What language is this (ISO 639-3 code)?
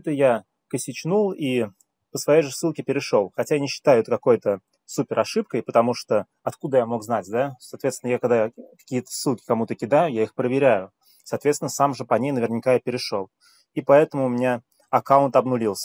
rus